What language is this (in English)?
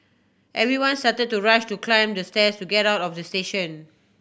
English